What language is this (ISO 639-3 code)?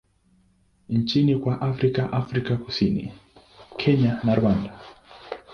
swa